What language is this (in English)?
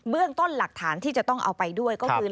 Thai